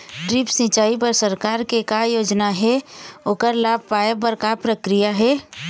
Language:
Chhattisgarhi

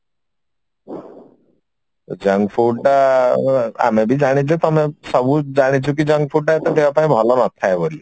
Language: Odia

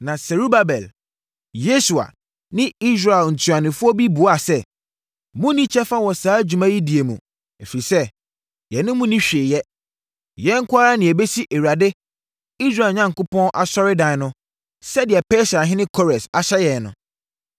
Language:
Akan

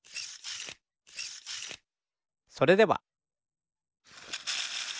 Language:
Japanese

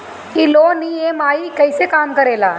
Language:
Bhojpuri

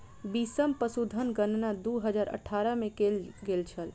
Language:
Maithili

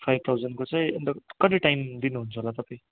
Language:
Nepali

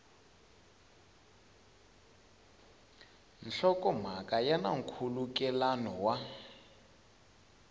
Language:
Tsonga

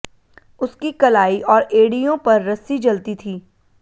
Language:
Hindi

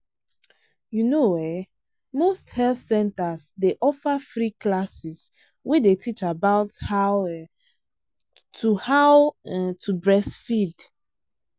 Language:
Nigerian Pidgin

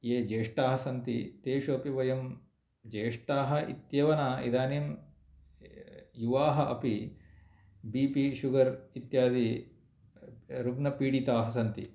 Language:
Sanskrit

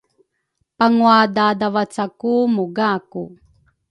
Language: Rukai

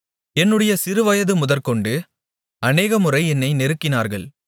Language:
Tamil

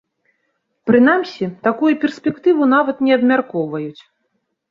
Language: Belarusian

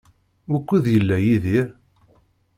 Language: Kabyle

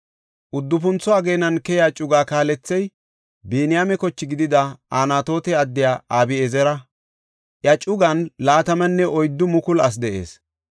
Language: Gofa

